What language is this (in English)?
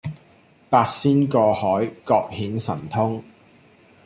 Cantonese